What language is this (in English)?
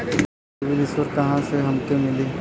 Bhojpuri